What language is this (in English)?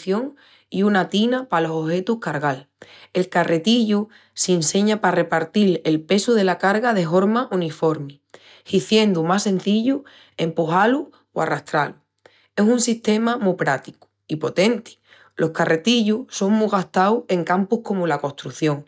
Extremaduran